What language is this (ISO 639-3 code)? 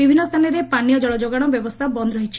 ori